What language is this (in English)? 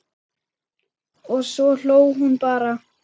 Icelandic